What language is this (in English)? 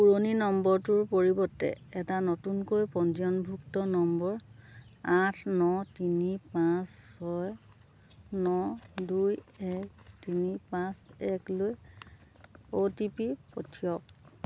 Assamese